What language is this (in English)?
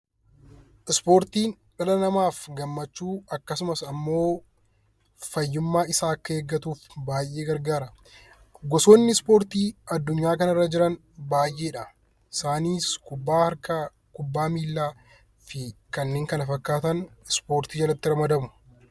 Oromo